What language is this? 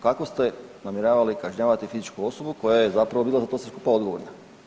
Croatian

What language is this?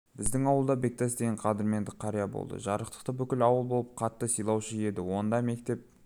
Kazakh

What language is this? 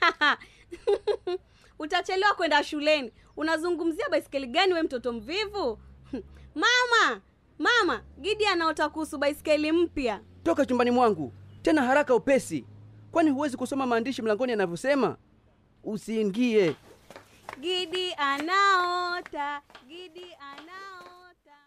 Swahili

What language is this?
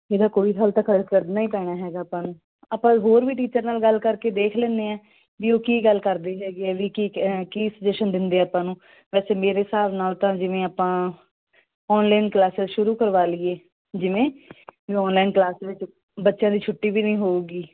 Punjabi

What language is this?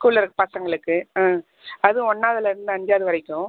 Tamil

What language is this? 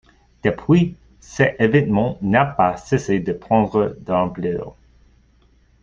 French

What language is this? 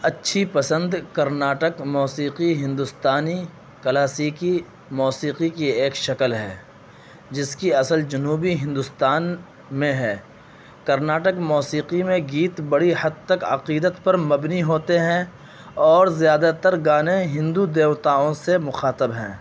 Urdu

